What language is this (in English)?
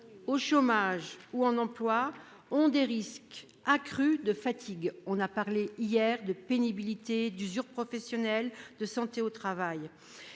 French